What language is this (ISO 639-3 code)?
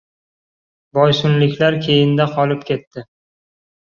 uzb